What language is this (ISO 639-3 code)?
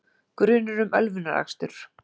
isl